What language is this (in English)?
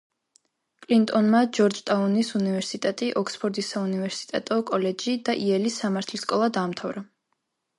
Georgian